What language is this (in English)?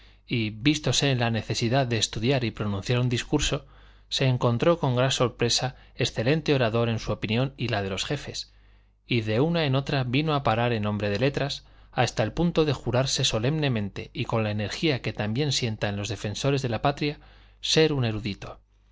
Spanish